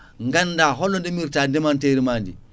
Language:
Fula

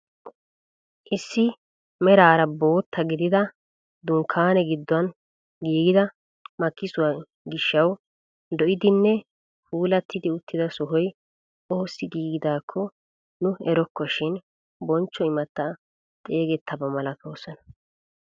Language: Wolaytta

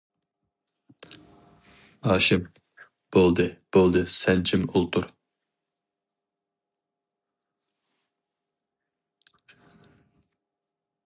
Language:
Uyghur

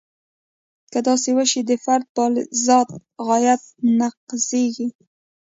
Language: Pashto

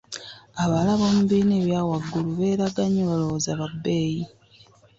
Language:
Ganda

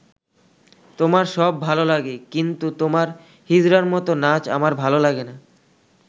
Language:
Bangla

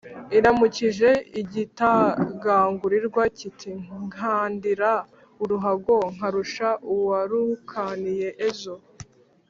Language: Kinyarwanda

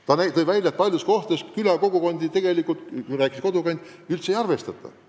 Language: Estonian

